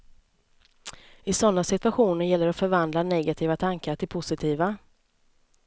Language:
Swedish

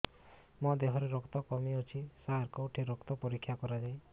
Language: Odia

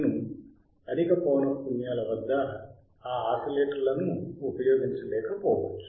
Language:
Telugu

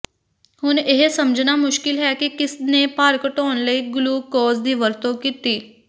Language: Punjabi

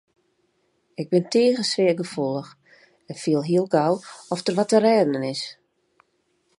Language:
Western Frisian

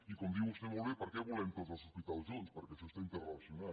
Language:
Catalan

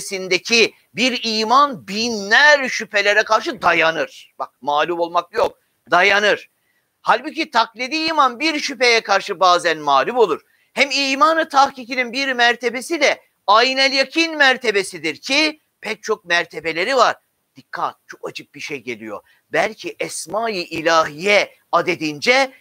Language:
Turkish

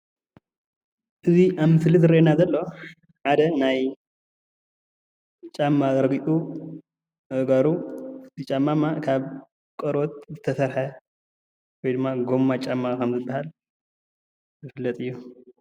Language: Tigrinya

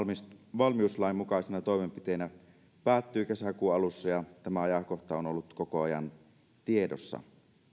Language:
Finnish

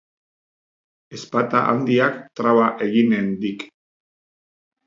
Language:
Basque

